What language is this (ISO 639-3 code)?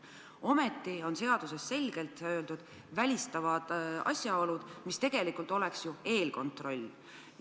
est